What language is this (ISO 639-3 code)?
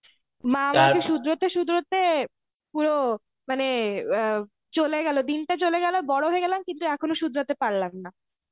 ben